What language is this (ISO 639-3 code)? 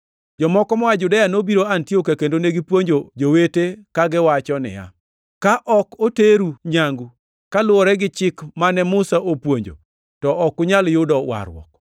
luo